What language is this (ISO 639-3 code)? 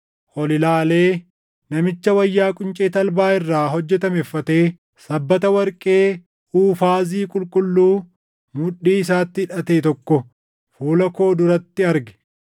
orm